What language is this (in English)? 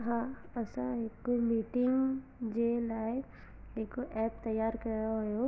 Sindhi